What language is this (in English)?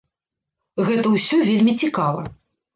Belarusian